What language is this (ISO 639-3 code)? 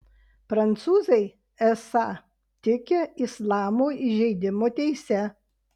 lit